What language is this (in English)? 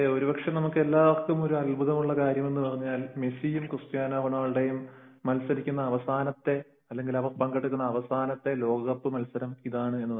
Malayalam